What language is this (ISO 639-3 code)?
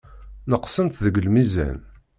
kab